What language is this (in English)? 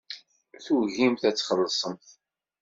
Kabyle